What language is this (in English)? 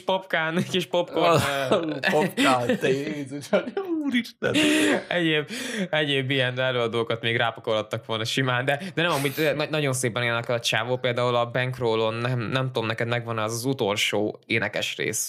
Hungarian